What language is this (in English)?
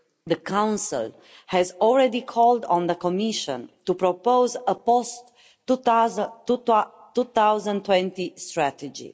English